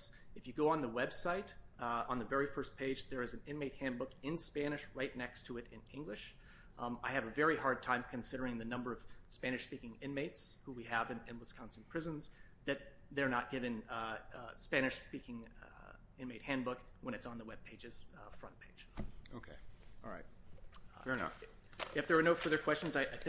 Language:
English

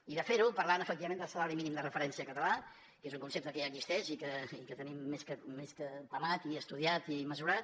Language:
Catalan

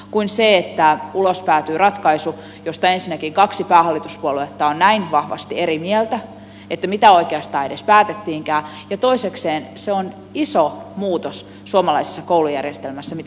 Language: Finnish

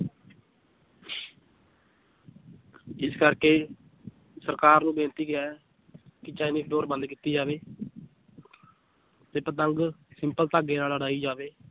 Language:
Punjabi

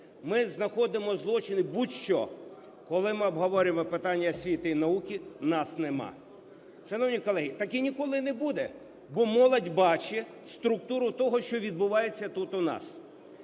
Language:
Ukrainian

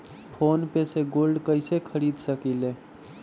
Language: Magahi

